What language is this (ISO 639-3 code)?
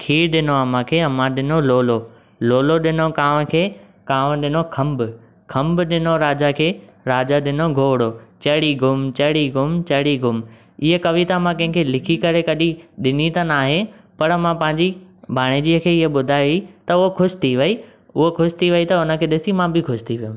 snd